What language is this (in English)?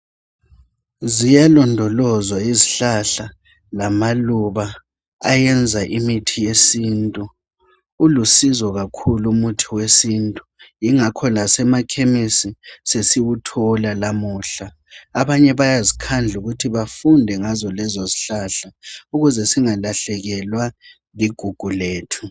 North Ndebele